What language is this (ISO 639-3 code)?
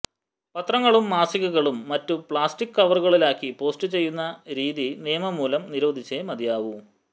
mal